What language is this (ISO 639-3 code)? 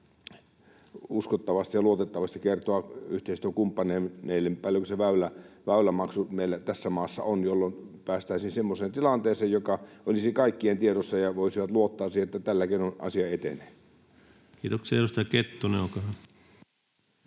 fin